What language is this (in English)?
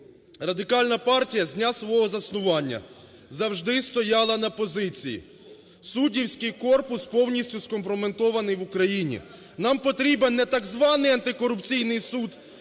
Ukrainian